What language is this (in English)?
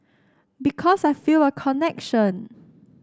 English